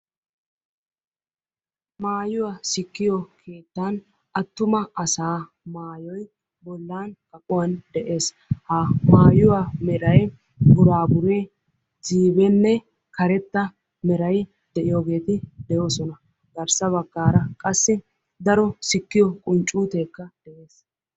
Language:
Wolaytta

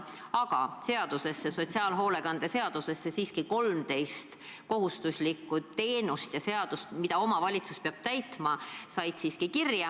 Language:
Estonian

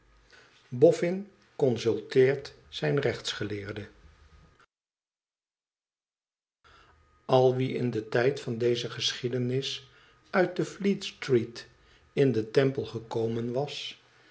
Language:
Dutch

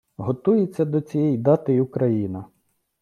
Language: Ukrainian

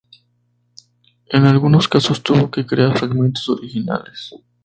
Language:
Spanish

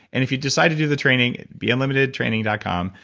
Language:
English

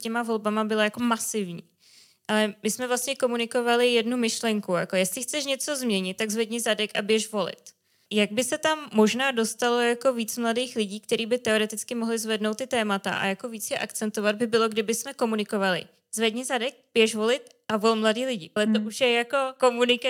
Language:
Czech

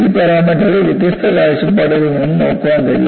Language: Malayalam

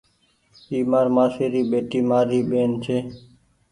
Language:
Goaria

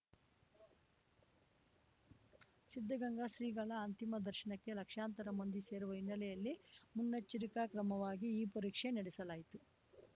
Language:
Kannada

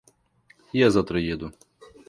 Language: Russian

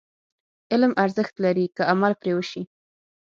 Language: Pashto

